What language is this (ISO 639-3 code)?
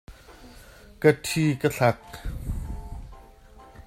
cnh